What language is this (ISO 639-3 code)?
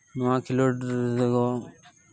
sat